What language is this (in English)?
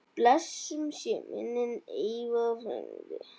Icelandic